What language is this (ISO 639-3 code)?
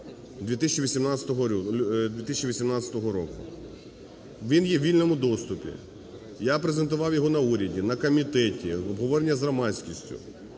ukr